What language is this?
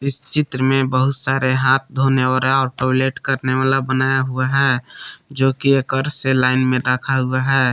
Hindi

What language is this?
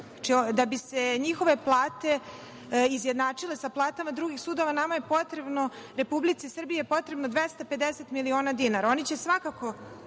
Serbian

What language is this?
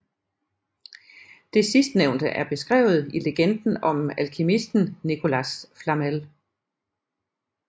Danish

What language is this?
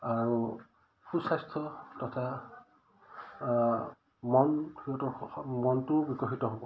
Assamese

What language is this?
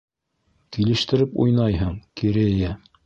Bashkir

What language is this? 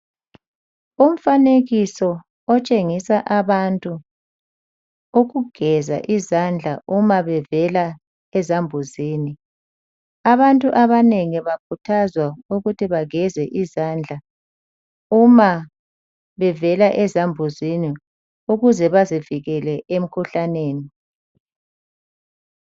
North Ndebele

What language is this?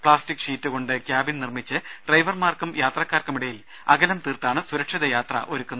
Malayalam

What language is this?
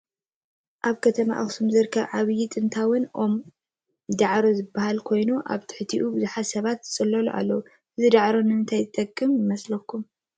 Tigrinya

